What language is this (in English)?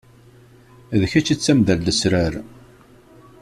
Kabyle